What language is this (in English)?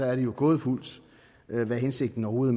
Danish